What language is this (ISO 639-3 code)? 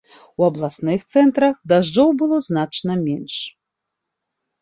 bel